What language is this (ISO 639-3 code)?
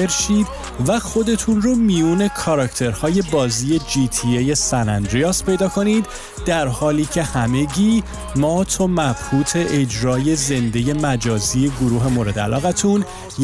fas